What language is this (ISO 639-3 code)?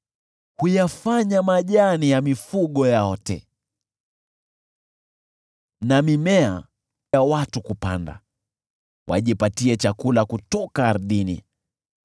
swa